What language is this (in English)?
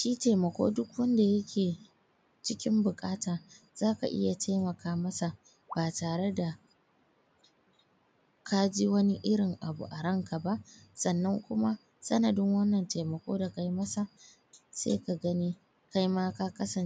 Hausa